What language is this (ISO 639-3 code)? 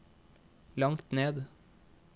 nor